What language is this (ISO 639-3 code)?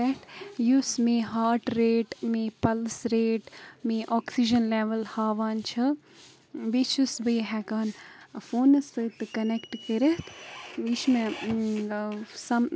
kas